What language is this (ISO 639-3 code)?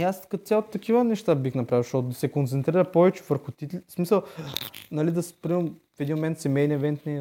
bul